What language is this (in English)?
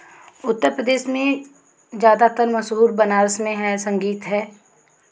Hindi